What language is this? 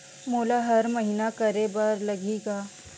Chhattisgarhi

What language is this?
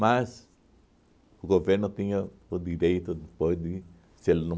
Portuguese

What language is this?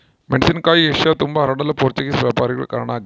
Kannada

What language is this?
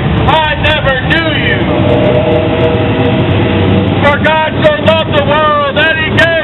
English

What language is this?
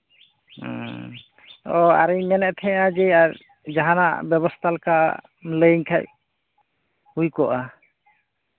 Santali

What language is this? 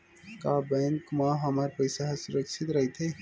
Chhattisgarhi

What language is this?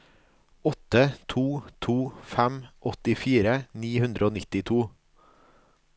Norwegian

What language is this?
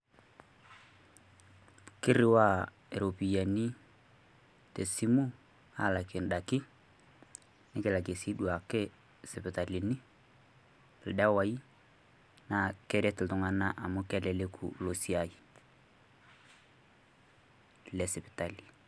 Masai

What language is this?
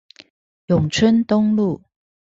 Chinese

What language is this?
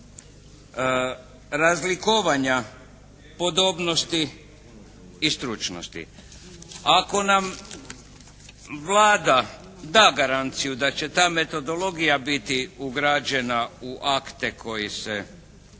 Croatian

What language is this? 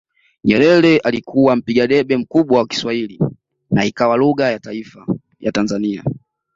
Swahili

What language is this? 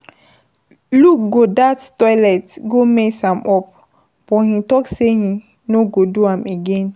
Nigerian Pidgin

